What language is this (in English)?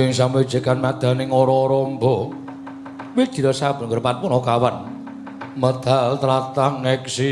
Javanese